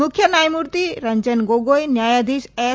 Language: Gujarati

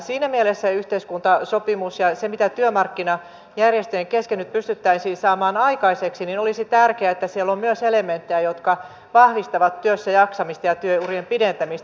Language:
Finnish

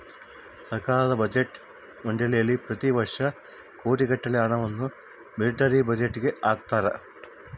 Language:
Kannada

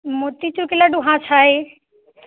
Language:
Maithili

